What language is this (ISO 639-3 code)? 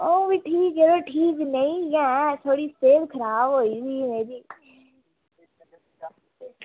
doi